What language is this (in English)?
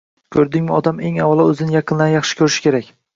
Uzbek